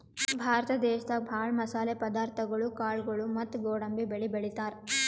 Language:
Kannada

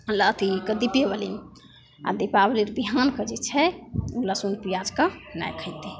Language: Maithili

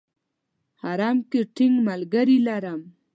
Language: Pashto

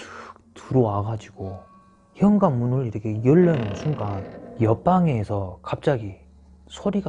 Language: Korean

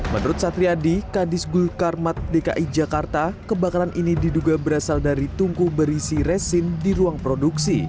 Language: Indonesian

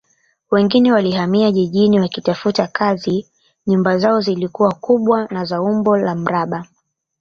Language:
Swahili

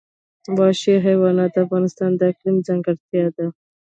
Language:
Pashto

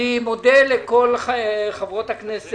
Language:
Hebrew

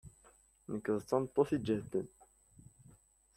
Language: Kabyle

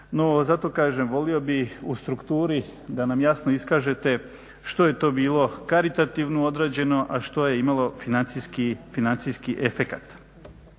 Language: Croatian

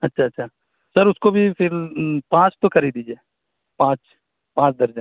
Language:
Urdu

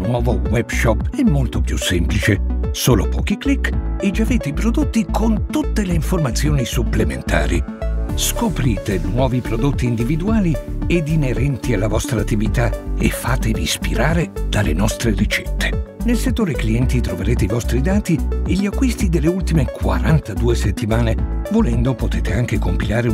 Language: Italian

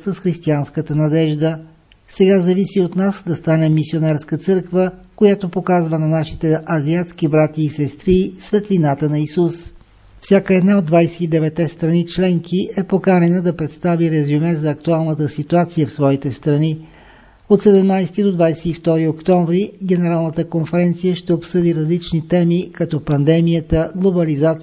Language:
Bulgarian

